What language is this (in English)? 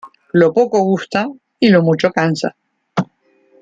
Spanish